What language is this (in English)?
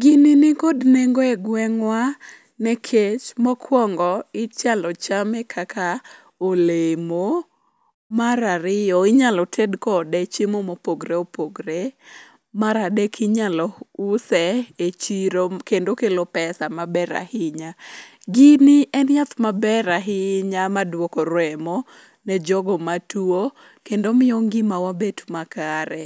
Luo (Kenya and Tanzania)